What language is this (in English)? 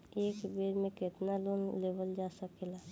Bhojpuri